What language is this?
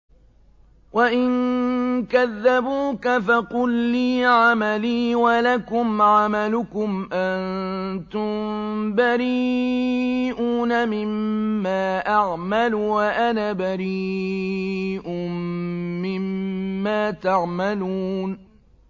Arabic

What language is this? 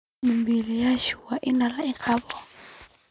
Somali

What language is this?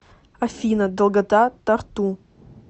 Russian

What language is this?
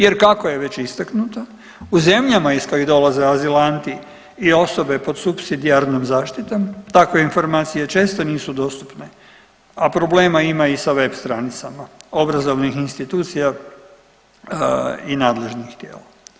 Croatian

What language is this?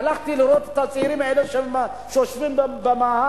Hebrew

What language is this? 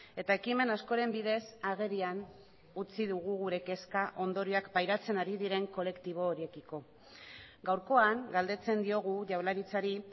Basque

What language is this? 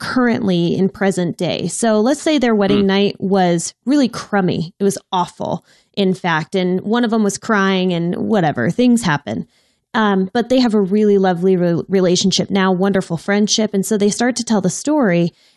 English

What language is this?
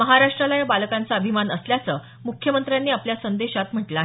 Marathi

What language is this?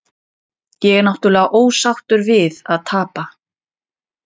Icelandic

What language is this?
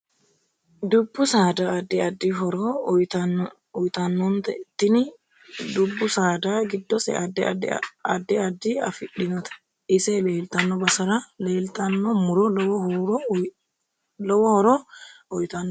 Sidamo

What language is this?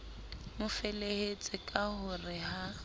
Southern Sotho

